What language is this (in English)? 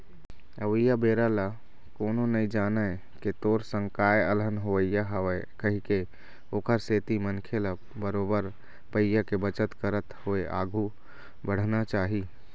Chhattisgarhi